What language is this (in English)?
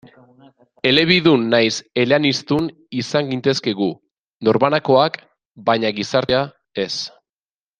Basque